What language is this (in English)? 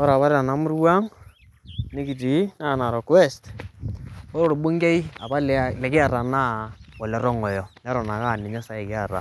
Masai